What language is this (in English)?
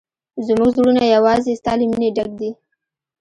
Pashto